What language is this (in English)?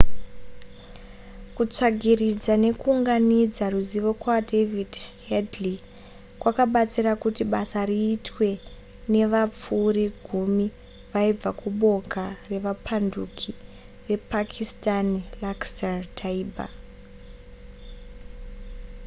Shona